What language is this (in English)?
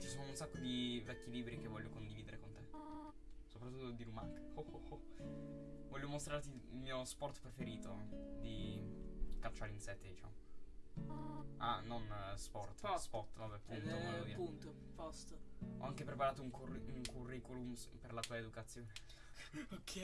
Italian